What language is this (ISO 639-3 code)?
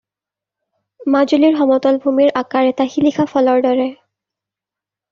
asm